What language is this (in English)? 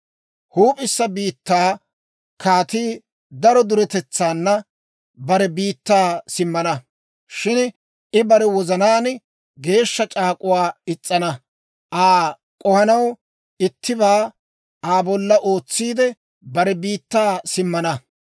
Dawro